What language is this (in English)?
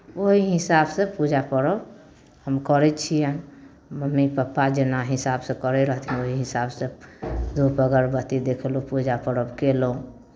Maithili